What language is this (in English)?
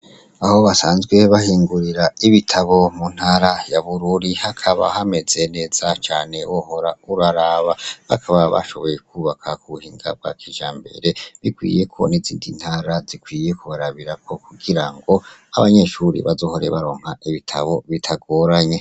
Rundi